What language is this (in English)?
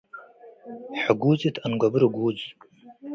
Tigre